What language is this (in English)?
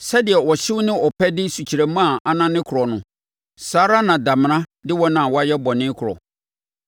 Akan